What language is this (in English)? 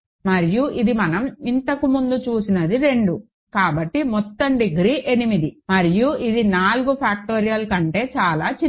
Telugu